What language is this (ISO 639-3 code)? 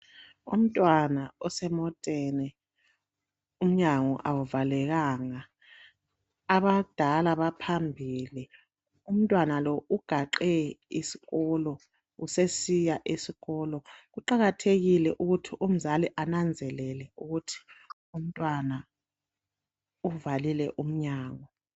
nde